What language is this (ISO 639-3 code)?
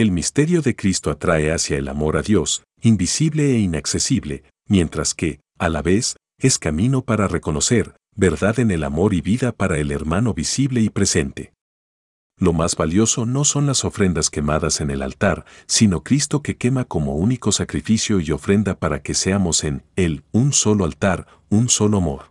spa